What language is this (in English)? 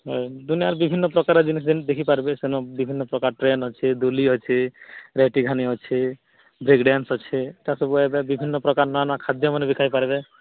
Odia